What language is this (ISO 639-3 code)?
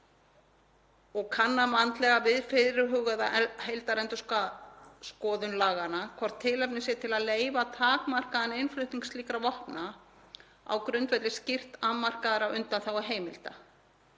isl